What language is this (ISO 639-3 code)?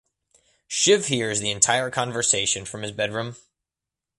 eng